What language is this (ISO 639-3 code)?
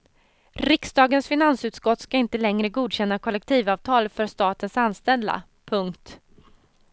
swe